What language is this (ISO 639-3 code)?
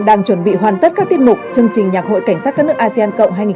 vie